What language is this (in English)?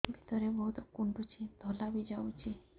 Odia